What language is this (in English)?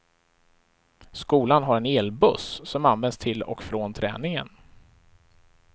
Swedish